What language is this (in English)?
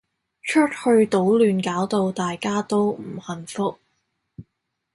Cantonese